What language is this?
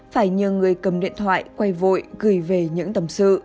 Vietnamese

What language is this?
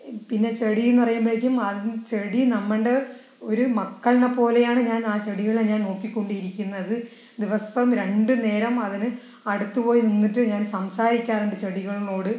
Malayalam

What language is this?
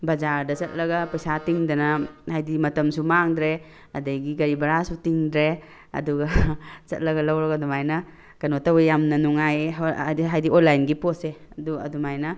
Manipuri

